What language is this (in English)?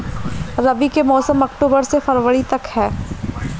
Bhojpuri